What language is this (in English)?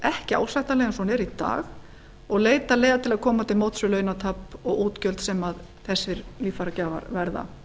Icelandic